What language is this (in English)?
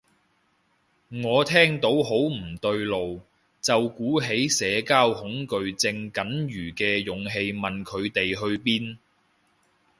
Cantonese